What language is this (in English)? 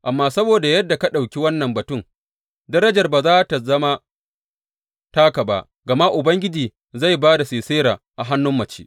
Hausa